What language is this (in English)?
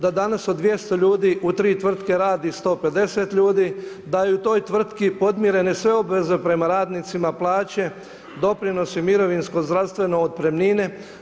Croatian